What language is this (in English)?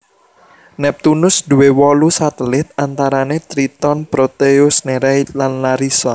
Javanese